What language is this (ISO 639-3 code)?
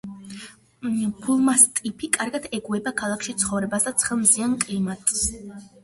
kat